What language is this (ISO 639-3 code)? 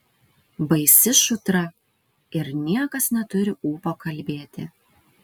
lit